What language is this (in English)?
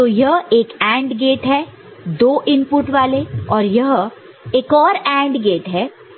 Hindi